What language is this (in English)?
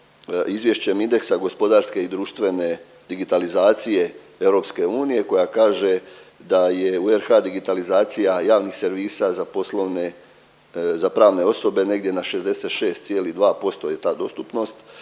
Croatian